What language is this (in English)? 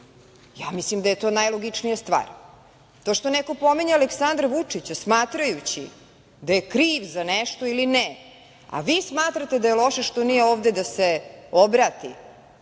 Serbian